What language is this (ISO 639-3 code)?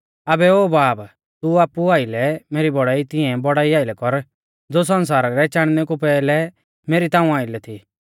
bfz